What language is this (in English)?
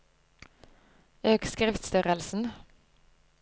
Norwegian